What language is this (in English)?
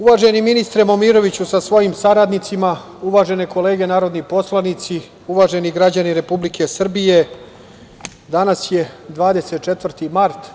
Serbian